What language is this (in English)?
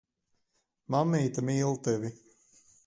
Latvian